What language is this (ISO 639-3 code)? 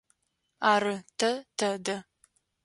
ady